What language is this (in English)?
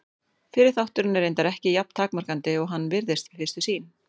Icelandic